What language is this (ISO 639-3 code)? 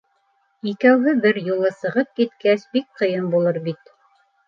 bak